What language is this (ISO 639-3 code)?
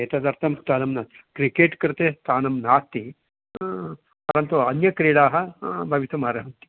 san